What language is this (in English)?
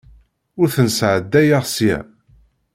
Kabyle